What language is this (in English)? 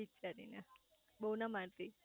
Gujarati